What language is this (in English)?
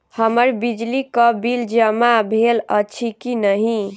Maithili